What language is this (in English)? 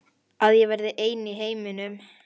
Icelandic